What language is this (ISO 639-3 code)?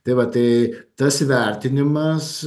lit